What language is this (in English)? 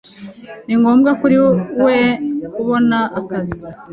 Kinyarwanda